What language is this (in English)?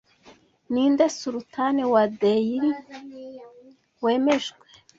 Kinyarwanda